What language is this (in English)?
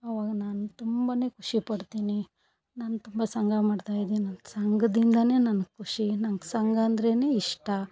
Kannada